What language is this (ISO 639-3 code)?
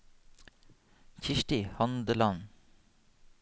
nor